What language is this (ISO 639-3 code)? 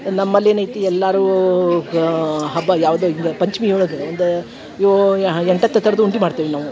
kan